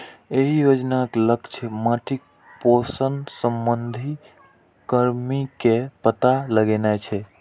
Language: Maithili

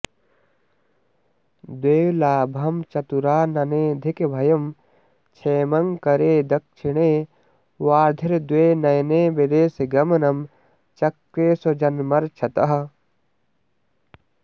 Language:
Sanskrit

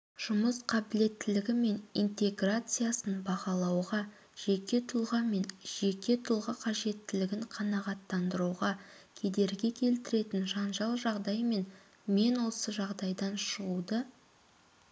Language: Kazakh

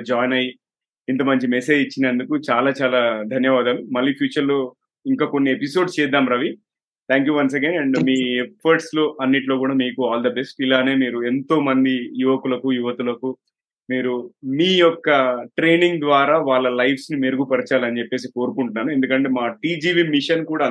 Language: Telugu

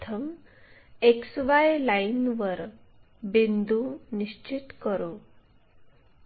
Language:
Marathi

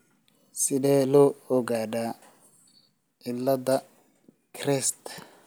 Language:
Somali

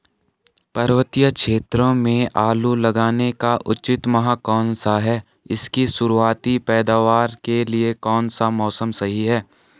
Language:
Hindi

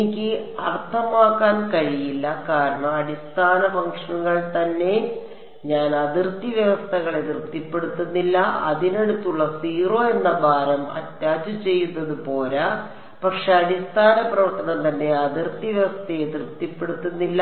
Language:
Malayalam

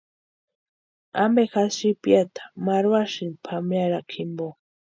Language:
Western Highland Purepecha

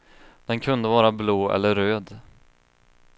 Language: Swedish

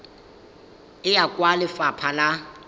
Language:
Tswana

